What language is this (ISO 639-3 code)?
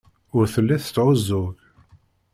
kab